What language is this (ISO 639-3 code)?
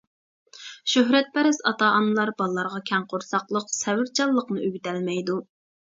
uig